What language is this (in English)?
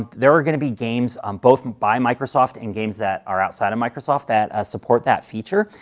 English